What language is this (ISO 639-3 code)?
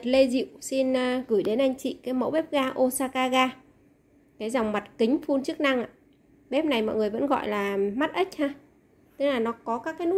vie